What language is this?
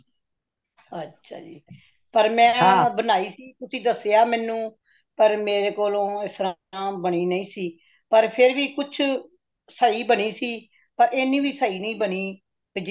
Punjabi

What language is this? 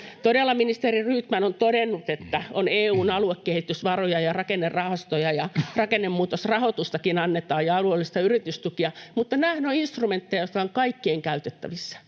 Finnish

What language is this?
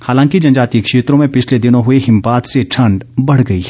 Hindi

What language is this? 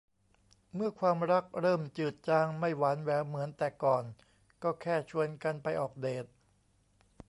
Thai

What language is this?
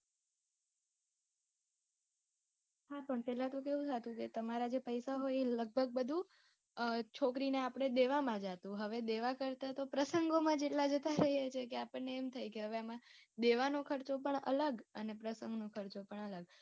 Gujarati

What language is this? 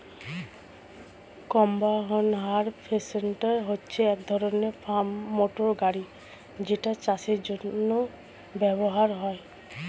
Bangla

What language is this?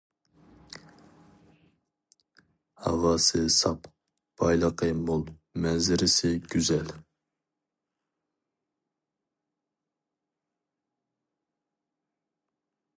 Uyghur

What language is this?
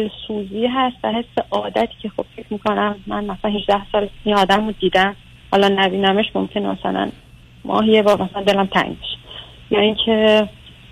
Persian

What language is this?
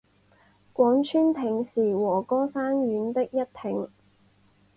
Chinese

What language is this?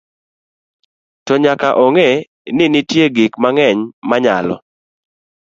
Luo (Kenya and Tanzania)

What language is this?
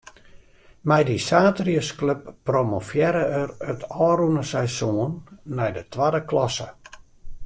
Western Frisian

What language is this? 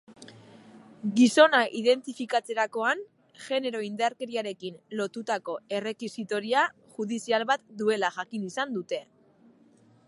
Basque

